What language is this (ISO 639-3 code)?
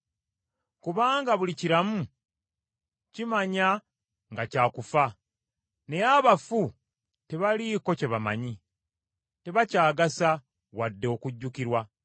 lug